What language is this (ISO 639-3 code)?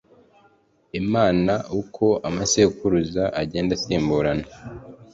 kin